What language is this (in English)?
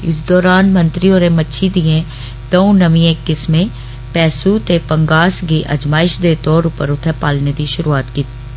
Dogri